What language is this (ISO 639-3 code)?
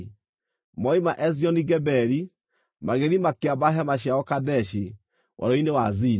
kik